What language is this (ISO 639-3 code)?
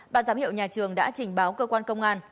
vie